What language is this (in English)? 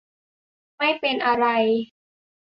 Thai